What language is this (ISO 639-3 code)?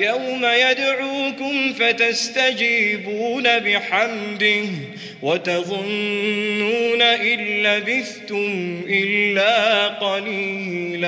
ara